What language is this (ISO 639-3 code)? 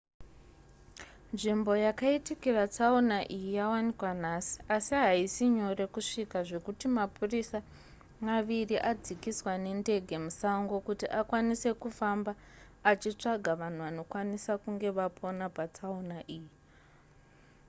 sna